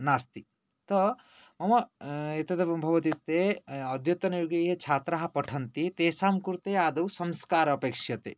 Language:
Sanskrit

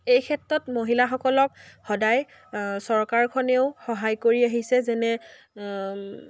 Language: Assamese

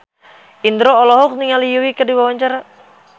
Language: Sundanese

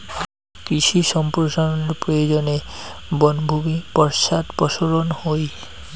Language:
Bangla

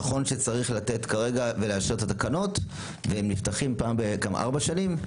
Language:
Hebrew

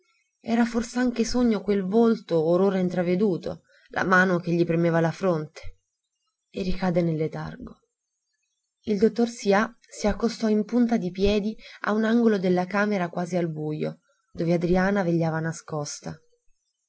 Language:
Italian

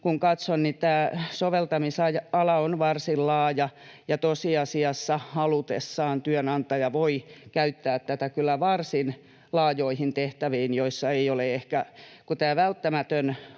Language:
Finnish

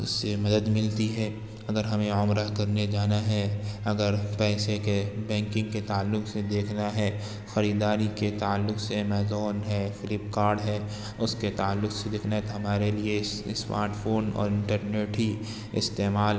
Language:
Urdu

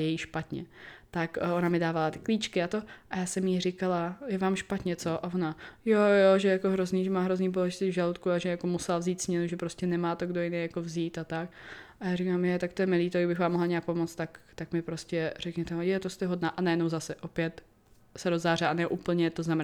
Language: Czech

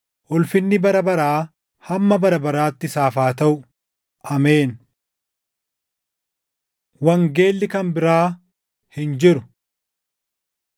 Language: Oromo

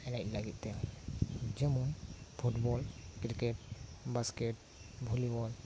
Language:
Santali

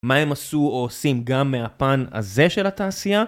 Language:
Hebrew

